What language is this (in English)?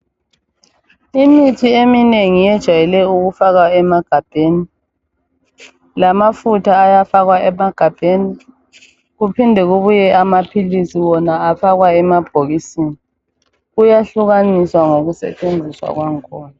North Ndebele